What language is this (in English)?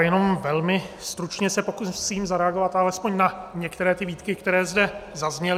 Czech